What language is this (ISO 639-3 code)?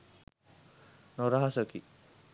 sin